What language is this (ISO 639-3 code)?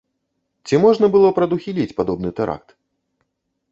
bel